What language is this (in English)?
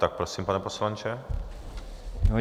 Czech